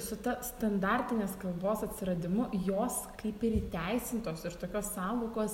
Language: Lithuanian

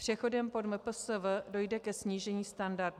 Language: Czech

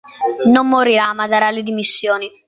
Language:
Italian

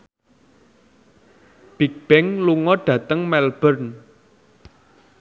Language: Javanese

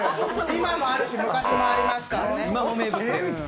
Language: Japanese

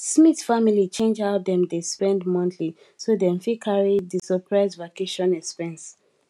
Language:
Nigerian Pidgin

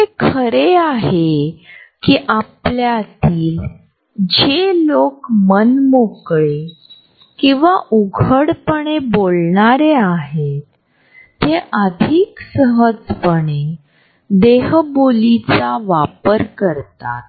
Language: Marathi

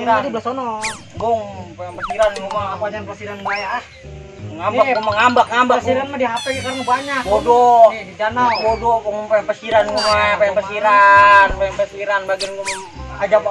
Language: Indonesian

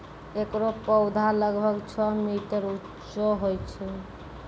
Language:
Maithili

